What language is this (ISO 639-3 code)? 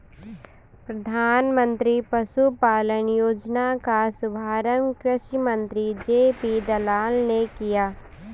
hin